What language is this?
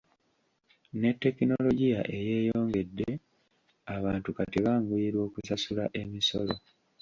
Ganda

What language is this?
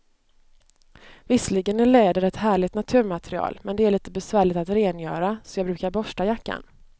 Swedish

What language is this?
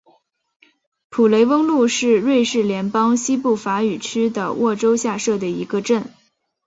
Chinese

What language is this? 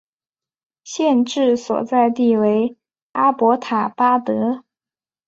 Chinese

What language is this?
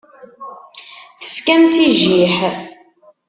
Kabyle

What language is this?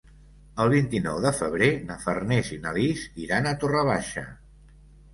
Catalan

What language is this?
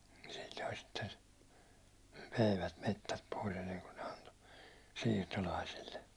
Finnish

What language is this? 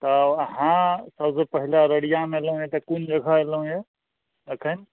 Maithili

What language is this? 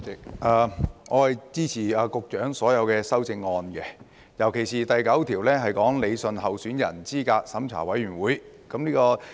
Cantonese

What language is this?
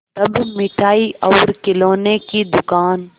Hindi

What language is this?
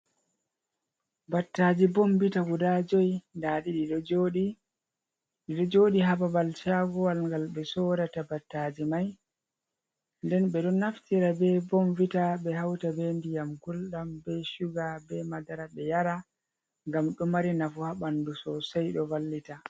Fula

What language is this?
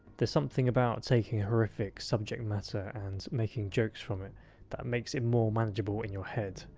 English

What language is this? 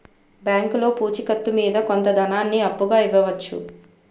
Telugu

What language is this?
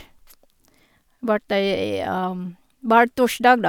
Norwegian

